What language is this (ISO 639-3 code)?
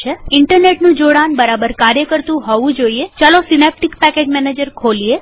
guj